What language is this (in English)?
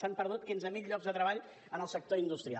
Catalan